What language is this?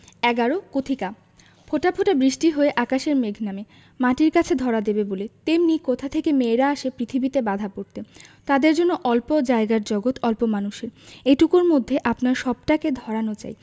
Bangla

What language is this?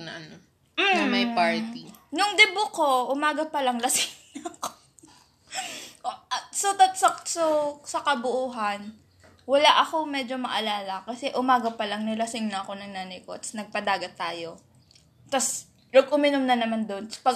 Filipino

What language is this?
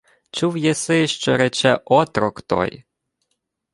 Ukrainian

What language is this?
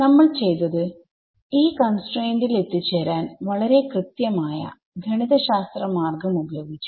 Malayalam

